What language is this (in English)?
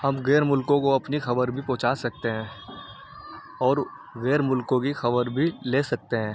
Urdu